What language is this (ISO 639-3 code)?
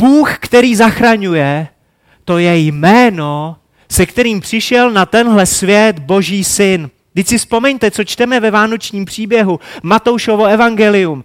ces